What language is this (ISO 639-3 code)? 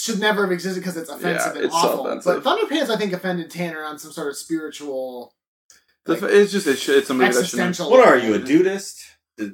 eng